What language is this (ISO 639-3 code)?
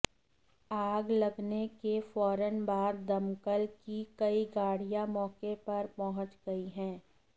hin